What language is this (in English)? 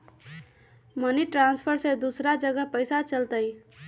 Magahi